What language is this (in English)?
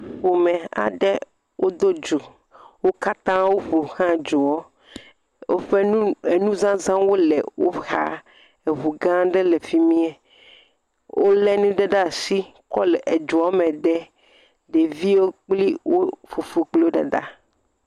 Ewe